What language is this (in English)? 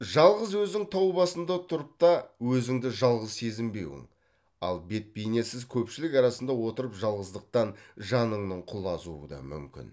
Kazakh